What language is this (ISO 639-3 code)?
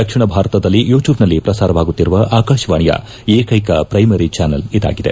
kan